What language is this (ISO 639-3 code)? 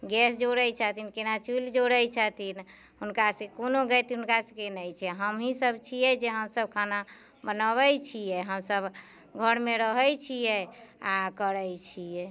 mai